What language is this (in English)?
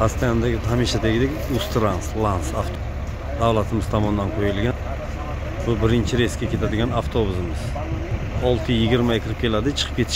Turkish